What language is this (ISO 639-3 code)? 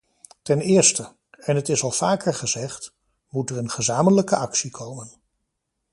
nld